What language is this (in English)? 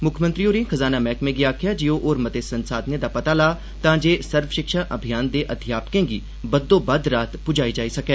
Dogri